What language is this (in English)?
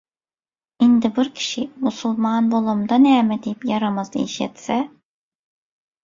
Turkmen